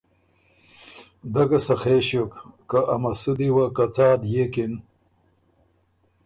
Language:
Ormuri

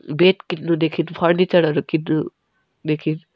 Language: Nepali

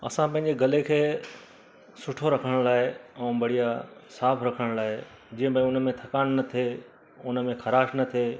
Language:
Sindhi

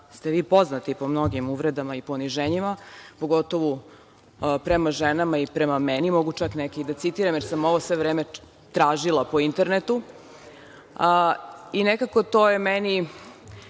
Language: Serbian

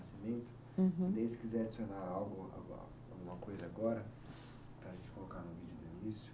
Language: Portuguese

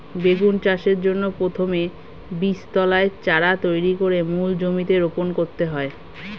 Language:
Bangla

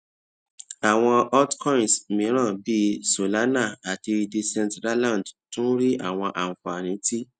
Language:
Yoruba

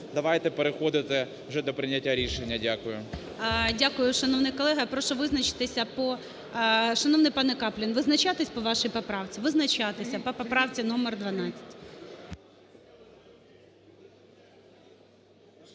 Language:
Ukrainian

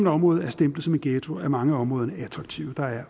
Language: Danish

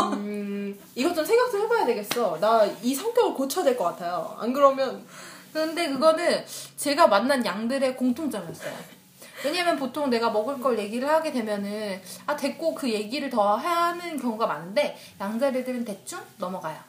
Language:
Korean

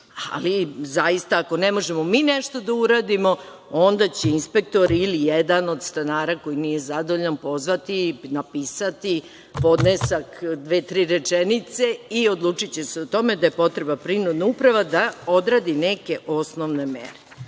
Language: Serbian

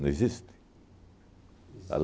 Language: Portuguese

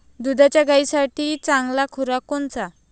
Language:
Marathi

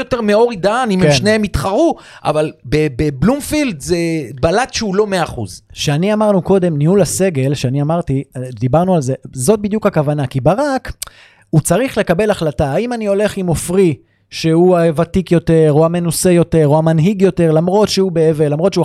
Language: Hebrew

